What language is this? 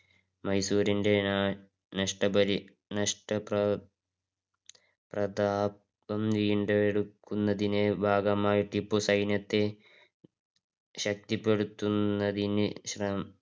Malayalam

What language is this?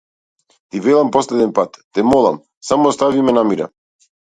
Macedonian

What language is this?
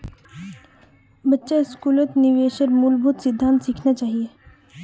Magahi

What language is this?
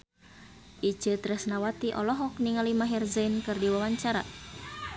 Sundanese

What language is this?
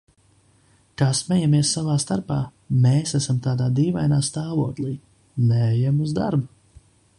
Latvian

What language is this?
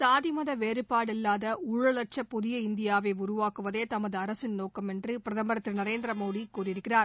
Tamil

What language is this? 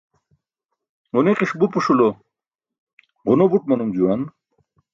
Burushaski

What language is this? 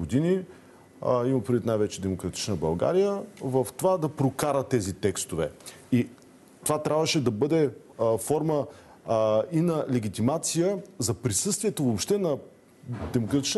Bulgarian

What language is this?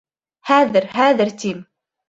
Bashkir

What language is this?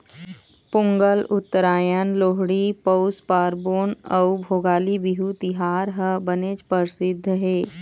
Chhattisgarhi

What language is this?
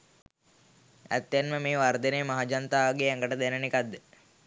Sinhala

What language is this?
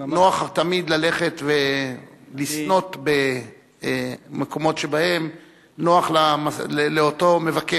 Hebrew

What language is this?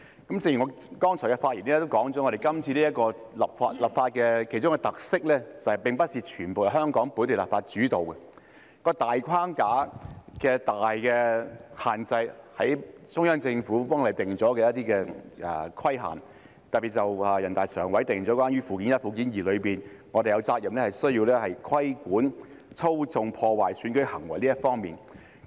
Cantonese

